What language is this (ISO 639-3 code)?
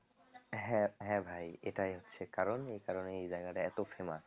ben